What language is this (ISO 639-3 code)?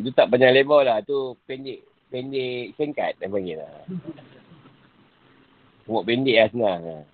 msa